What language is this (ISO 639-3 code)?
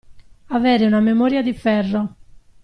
ita